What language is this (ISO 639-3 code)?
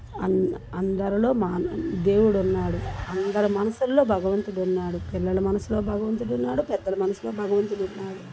tel